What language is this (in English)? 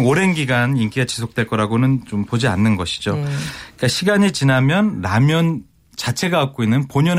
Korean